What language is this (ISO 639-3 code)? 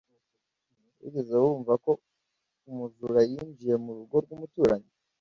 kin